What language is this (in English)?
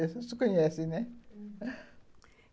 Portuguese